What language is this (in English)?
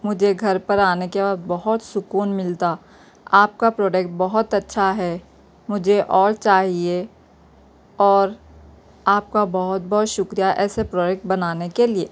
Urdu